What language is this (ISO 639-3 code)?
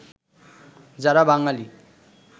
ben